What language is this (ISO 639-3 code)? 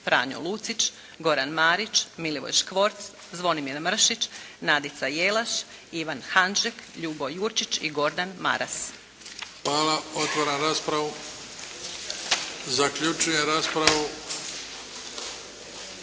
hrv